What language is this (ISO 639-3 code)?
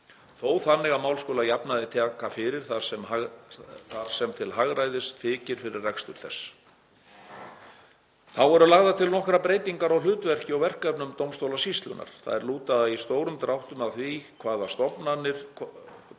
isl